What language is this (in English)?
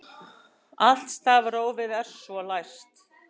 Icelandic